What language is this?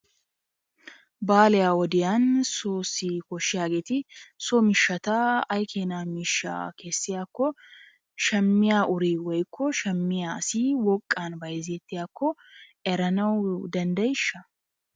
Wolaytta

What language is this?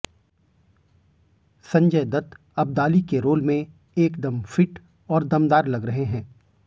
Hindi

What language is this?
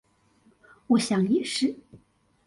Chinese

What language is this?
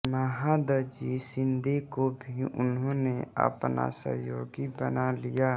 Hindi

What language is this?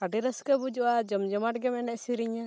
Santali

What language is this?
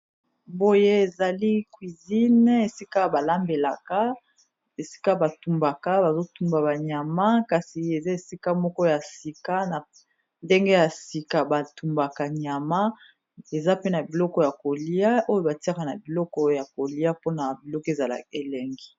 Lingala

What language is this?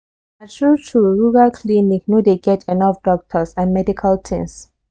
Nigerian Pidgin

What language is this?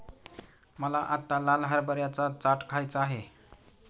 Marathi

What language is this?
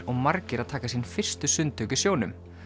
Icelandic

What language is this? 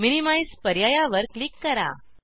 Marathi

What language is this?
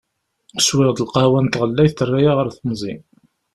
Kabyle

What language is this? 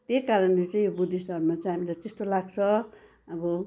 Nepali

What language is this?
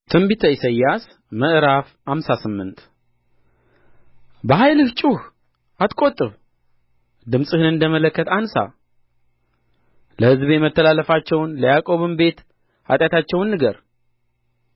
Amharic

